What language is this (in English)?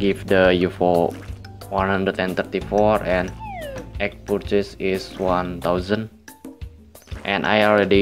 Indonesian